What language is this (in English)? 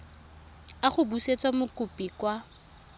Tswana